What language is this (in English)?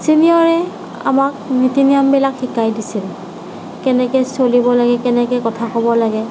Assamese